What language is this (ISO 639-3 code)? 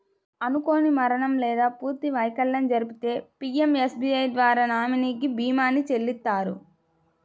tel